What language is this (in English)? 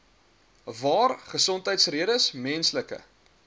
Afrikaans